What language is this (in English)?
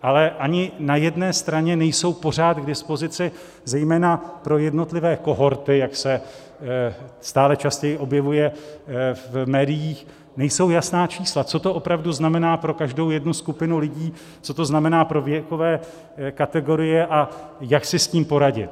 Czech